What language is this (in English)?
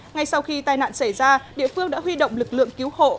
Vietnamese